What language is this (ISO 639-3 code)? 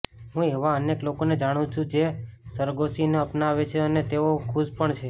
guj